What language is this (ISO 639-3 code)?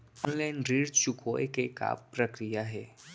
hne